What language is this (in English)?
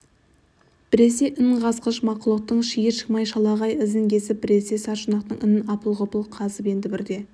Kazakh